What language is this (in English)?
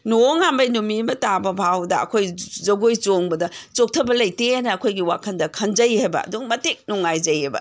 Manipuri